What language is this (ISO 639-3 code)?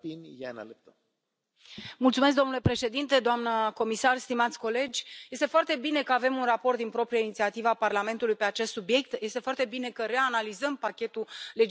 ron